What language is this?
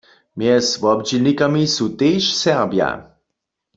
Upper Sorbian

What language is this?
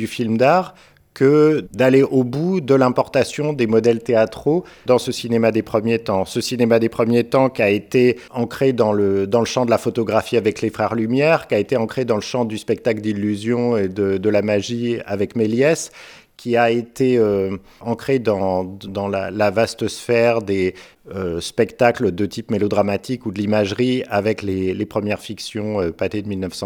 French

